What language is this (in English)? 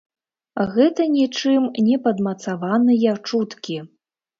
Belarusian